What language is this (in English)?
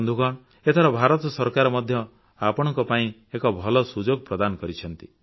Odia